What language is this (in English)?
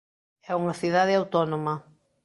Galician